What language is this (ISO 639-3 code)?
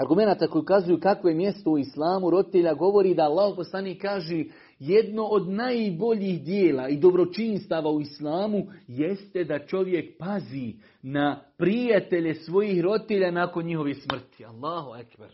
hrv